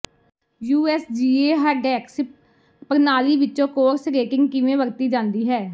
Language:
Punjabi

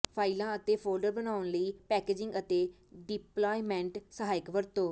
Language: Punjabi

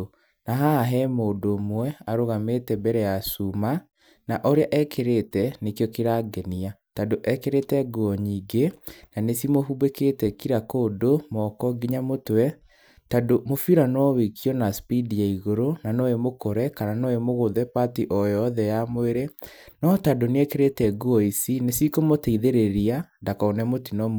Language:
Kikuyu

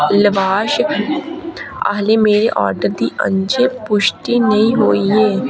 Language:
Dogri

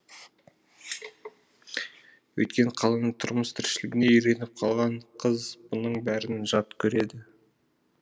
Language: Kazakh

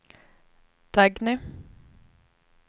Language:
Swedish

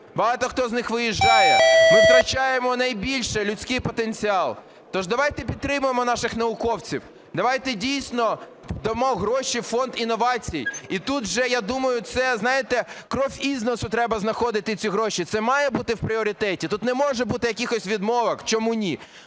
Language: Ukrainian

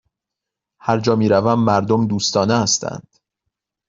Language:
Persian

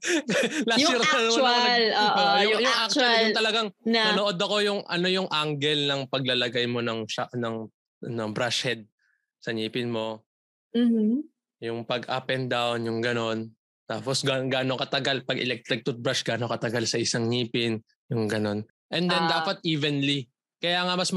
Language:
Filipino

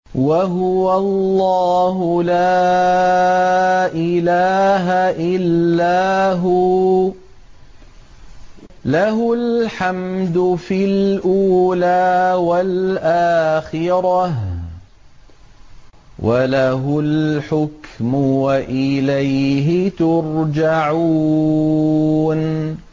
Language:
Arabic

